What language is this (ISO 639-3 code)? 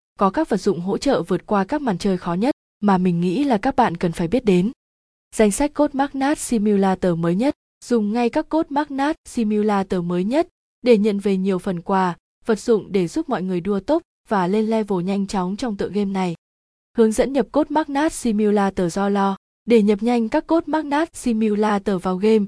vie